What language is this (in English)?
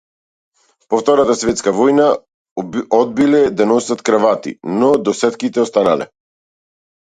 Macedonian